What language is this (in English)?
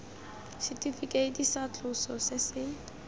Tswana